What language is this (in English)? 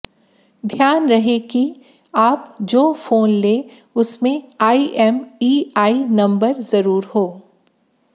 Hindi